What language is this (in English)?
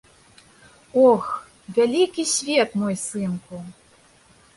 Belarusian